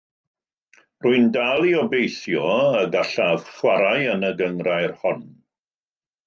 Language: Welsh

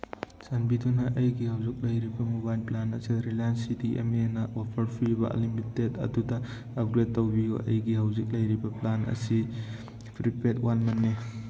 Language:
Manipuri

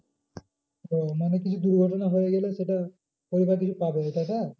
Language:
Bangla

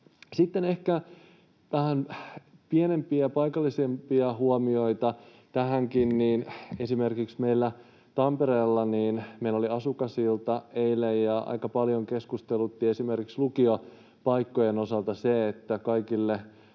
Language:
Finnish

